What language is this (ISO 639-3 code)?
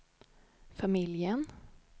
swe